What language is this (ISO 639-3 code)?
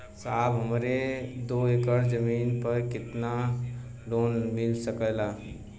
bho